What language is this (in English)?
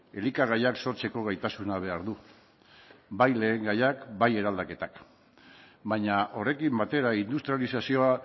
Basque